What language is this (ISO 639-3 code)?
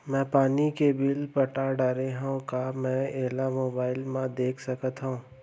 hne